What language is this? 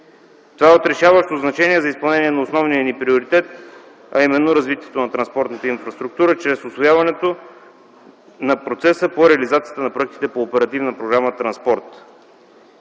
Bulgarian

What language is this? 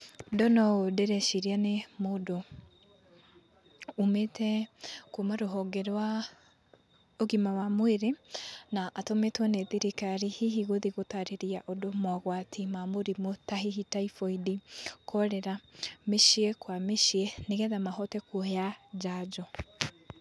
Kikuyu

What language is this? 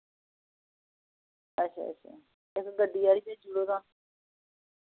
Dogri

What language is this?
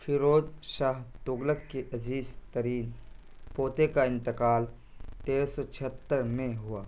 Urdu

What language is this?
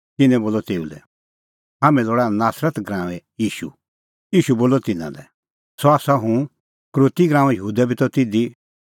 Kullu Pahari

